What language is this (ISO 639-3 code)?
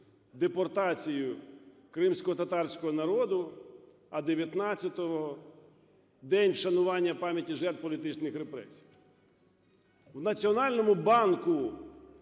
ukr